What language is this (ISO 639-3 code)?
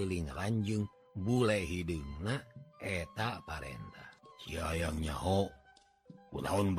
ind